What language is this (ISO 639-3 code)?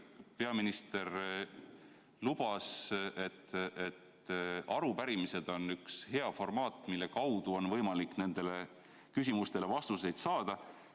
est